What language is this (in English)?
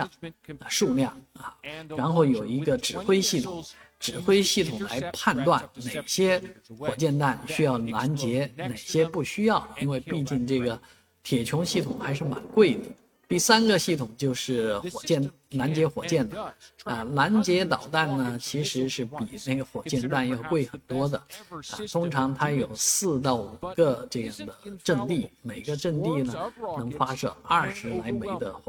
Chinese